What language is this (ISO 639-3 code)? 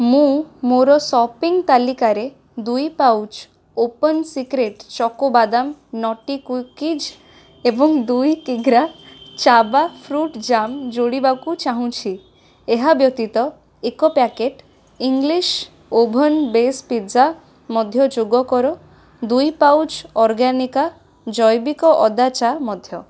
ori